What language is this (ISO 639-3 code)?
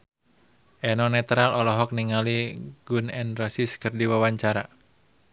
sun